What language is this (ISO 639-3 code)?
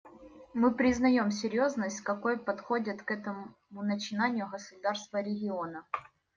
rus